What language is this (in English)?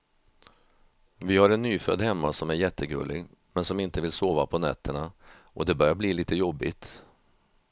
Swedish